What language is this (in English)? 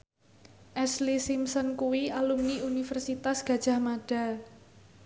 Javanese